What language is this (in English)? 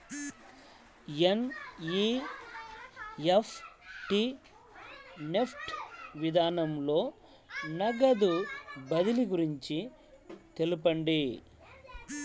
Telugu